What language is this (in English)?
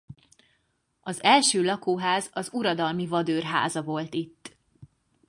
Hungarian